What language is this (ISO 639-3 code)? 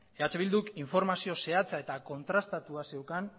eus